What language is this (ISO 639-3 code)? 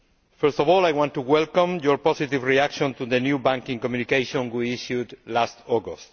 eng